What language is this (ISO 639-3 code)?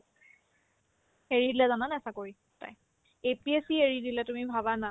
asm